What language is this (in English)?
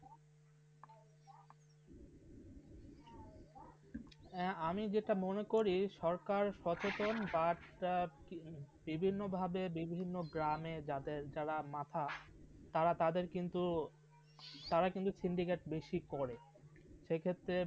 Bangla